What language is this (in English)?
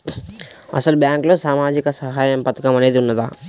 Telugu